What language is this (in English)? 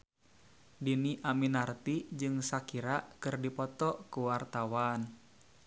Sundanese